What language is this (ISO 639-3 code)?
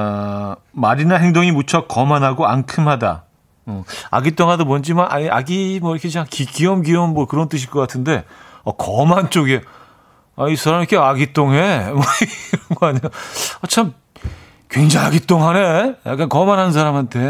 kor